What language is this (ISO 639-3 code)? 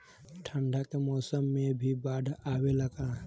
bho